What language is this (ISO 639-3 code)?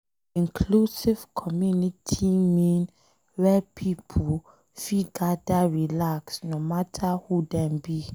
pcm